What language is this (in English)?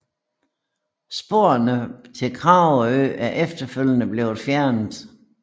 Danish